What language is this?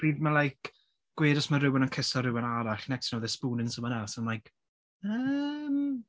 Welsh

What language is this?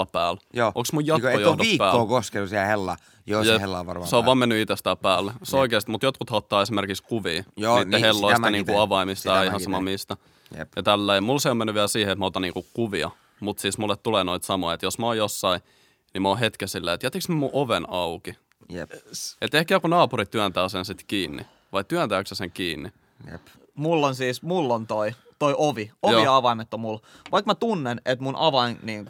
Finnish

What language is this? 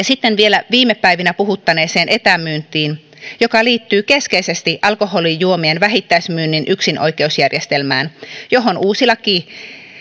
Finnish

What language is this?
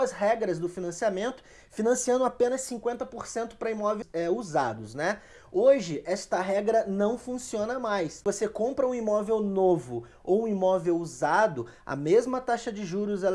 Portuguese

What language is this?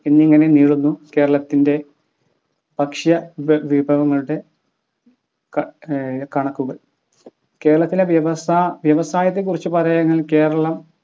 Malayalam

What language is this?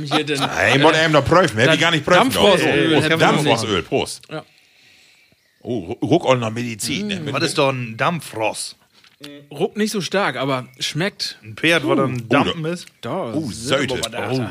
German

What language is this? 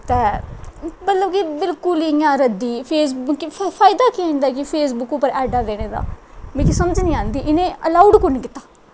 Dogri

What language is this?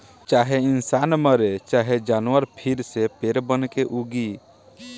Bhojpuri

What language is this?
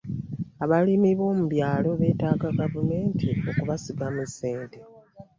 Ganda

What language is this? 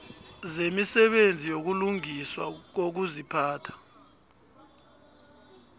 South Ndebele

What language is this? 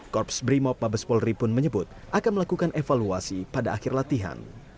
Indonesian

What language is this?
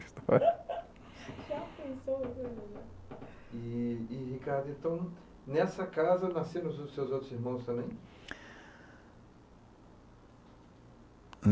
Portuguese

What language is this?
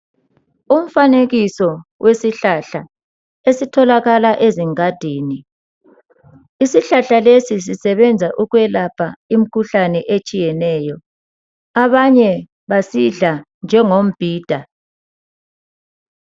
North Ndebele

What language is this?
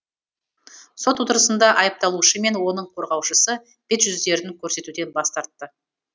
Kazakh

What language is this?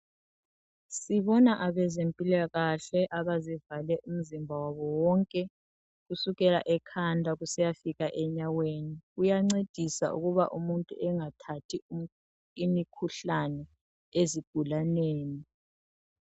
North Ndebele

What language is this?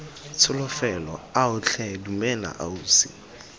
Tswana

